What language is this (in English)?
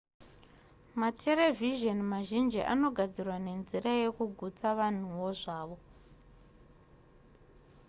Shona